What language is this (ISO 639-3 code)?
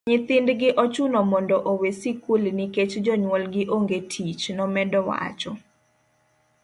luo